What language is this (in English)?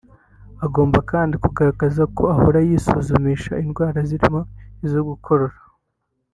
Kinyarwanda